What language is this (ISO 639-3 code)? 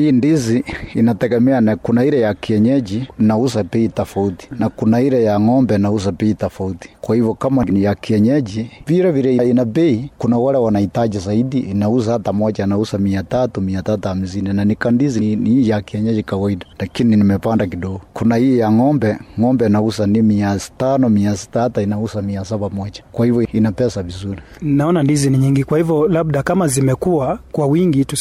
swa